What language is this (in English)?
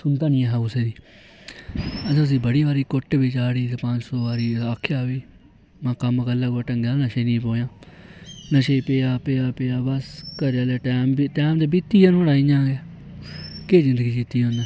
Dogri